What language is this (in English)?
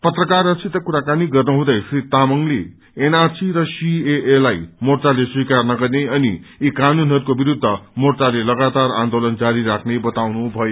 Nepali